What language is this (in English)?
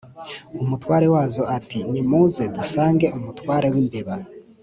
Kinyarwanda